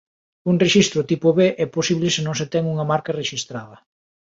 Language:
Galician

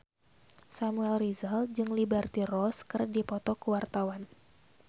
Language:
Sundanese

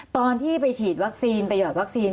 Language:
Thai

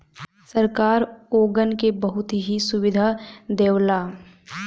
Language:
Bhojpuri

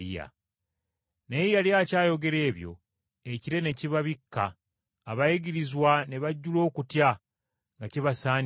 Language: Ganda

